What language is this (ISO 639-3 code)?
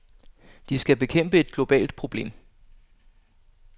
dan